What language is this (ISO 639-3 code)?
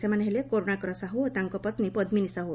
ori